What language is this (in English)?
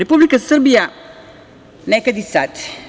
Serbian